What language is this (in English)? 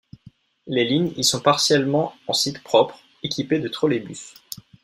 French